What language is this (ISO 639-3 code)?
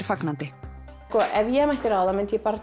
isl